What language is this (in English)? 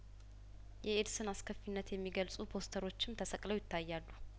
Amharic